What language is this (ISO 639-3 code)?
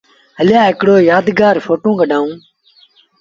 sbn